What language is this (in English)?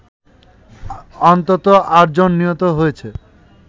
Bangla